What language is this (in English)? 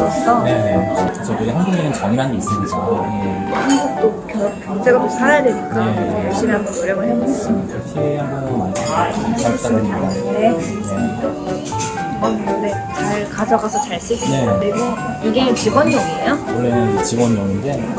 Korean